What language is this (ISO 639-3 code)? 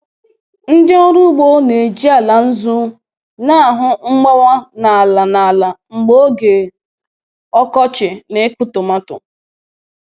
ibo